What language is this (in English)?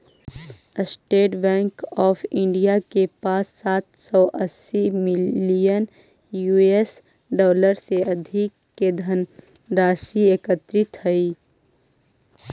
Magahi